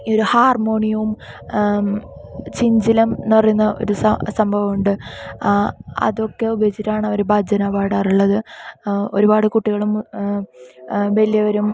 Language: Malayalam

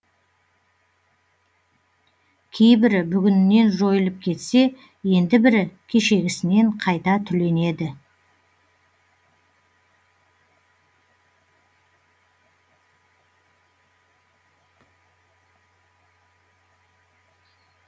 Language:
Kazakh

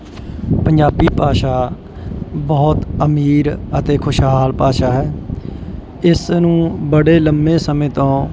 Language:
Punjabi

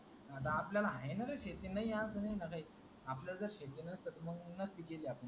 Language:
Marathi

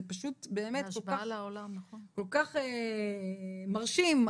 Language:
Hebrew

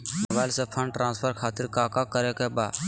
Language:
Magahi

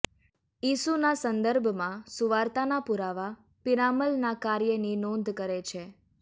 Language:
Gujarati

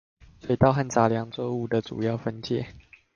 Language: Chinese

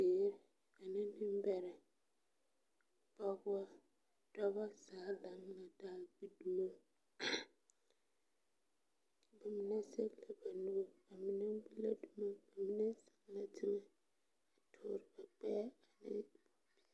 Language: Southern Dagaare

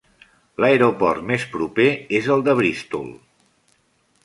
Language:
Catalan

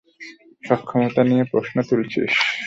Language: Bangla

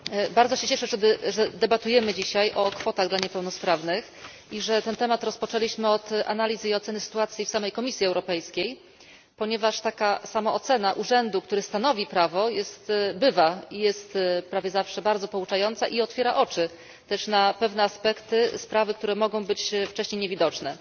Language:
Polish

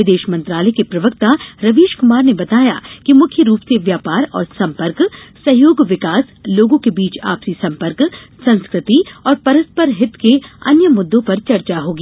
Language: Hindi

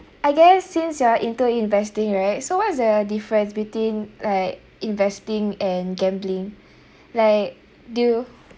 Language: English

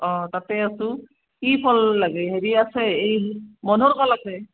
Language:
Assamese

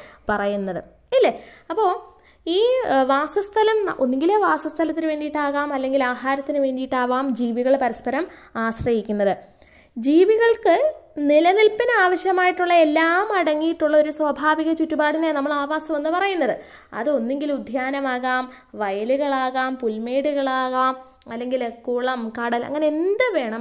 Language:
Malayalam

